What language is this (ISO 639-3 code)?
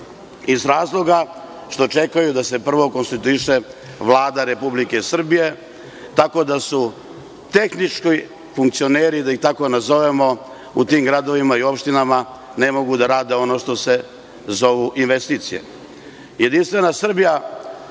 srp